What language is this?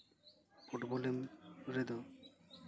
Santali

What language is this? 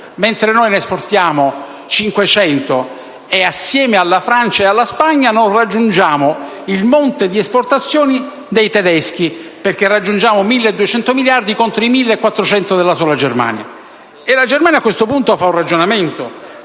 Italian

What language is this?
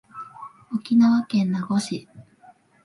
Japanese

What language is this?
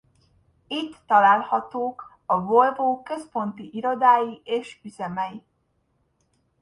Hungarian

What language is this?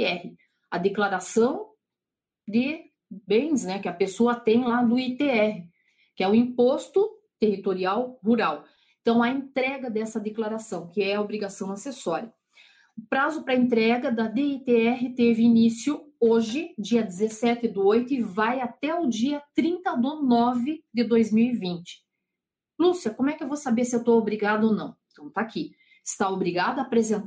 Portuguese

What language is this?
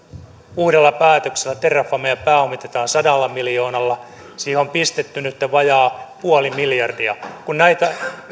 Finnish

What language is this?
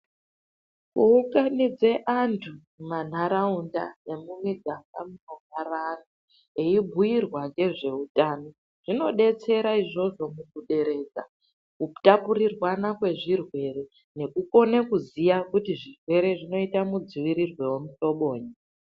Ndau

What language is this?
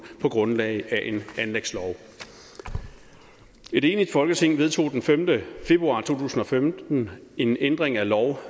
Danish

